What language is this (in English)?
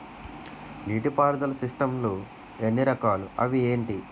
Telugu